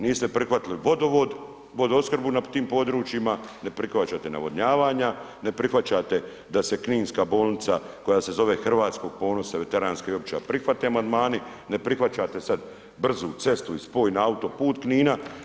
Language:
Croatian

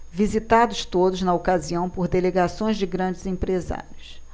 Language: Portuguese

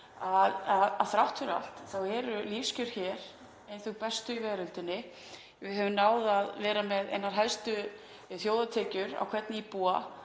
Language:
Icelandic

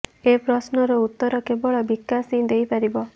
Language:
Odia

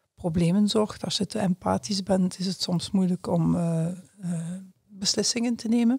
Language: Dutch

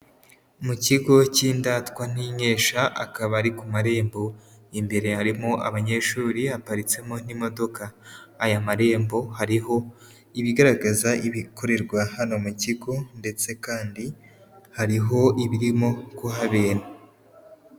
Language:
Kinyarwanda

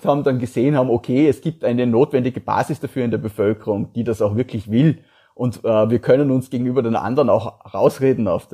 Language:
German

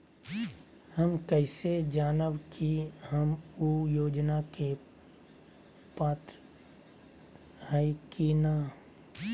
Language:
Magahi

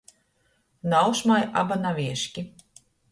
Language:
Latgalian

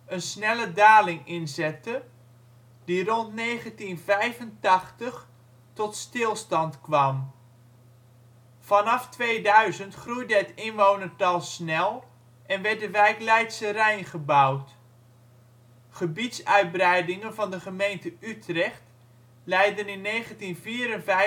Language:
Dutch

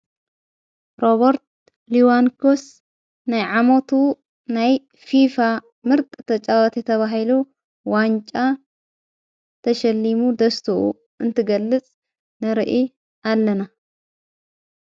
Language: Tigrinya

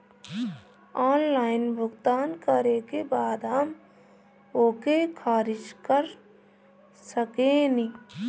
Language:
Bhojpuri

